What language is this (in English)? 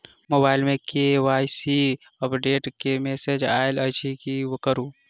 Maithili